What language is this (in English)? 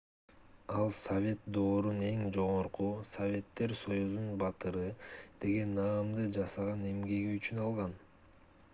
Kyrgyz